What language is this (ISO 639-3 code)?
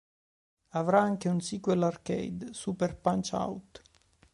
ita